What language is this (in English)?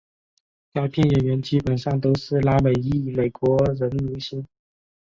Chinese